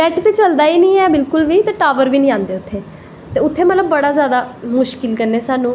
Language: Dogri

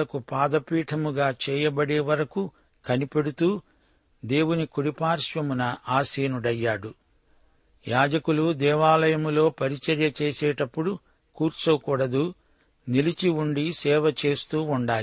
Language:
Telugu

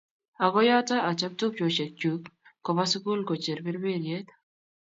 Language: Kalenjin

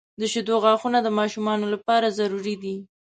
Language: Pashto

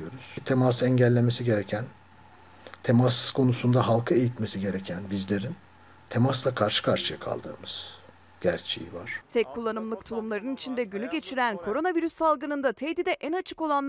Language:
Turkish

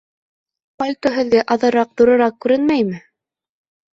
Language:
Bashkir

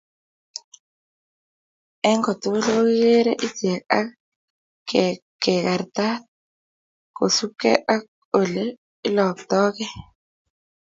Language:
Kalenjin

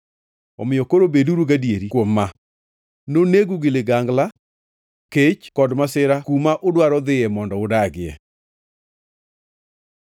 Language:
Luo (Kenya and Tanzania)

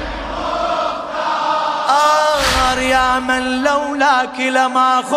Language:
Arabic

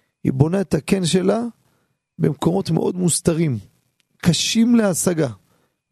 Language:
Hebrew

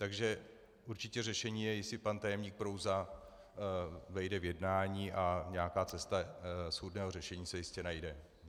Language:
Czech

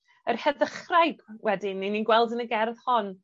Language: Welsh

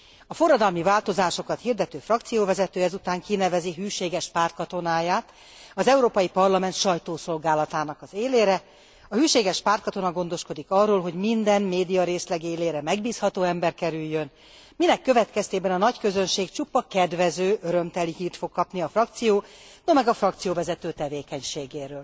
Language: Hungarian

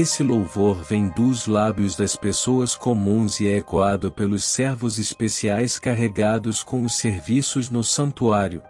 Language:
Portuguese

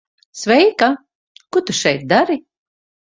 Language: Latvian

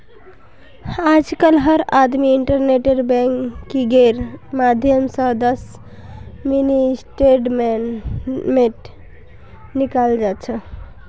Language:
Magahi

